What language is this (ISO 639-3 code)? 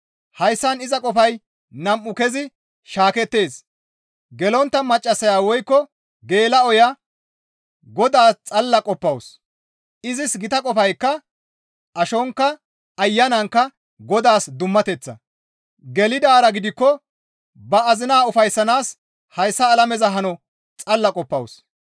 gmv